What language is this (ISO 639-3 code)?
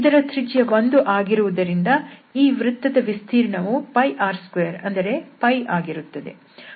kan